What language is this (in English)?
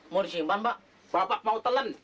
Indonesian